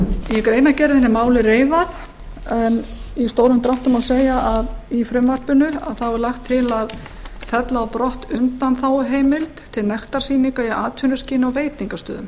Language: Icelandic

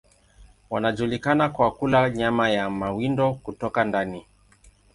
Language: Swahili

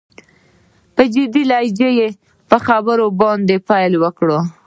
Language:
Pashto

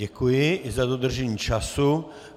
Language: Czech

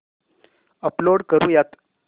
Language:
Marathi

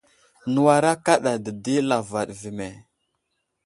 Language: Wuzlam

